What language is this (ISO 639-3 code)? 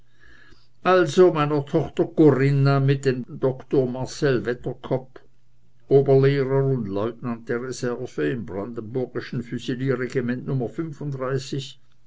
deu